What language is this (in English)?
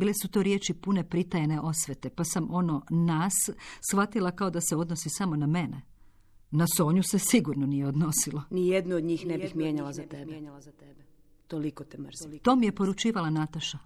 Croatian